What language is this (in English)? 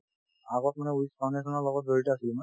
Assamese